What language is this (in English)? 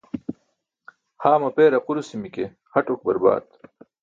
Burushaski